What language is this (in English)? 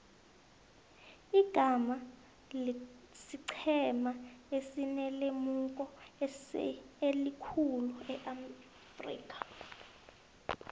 South Ndebele